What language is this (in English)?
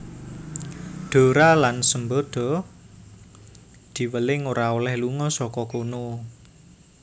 Javanese